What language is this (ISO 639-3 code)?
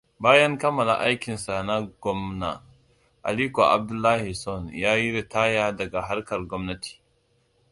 hau